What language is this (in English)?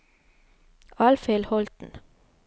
Norwegian